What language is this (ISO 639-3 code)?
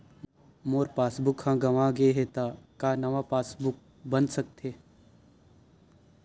hne